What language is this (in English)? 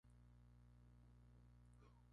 Spanish